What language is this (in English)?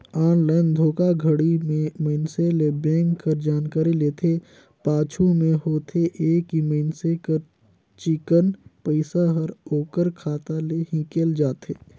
Chhattisgarhi